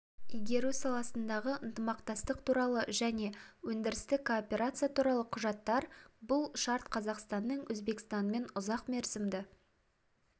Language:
Kazakh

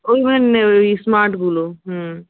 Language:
Bangla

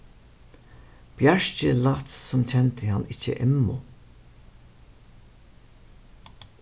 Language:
Faroese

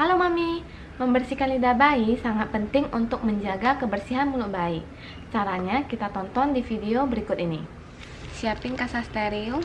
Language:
Indonesian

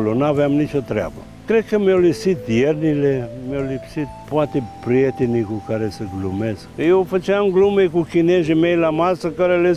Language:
Romanian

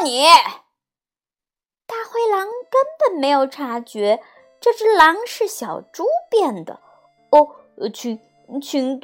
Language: Chinese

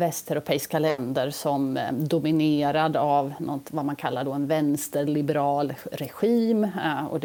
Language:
Swedish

